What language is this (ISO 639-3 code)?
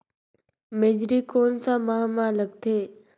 hne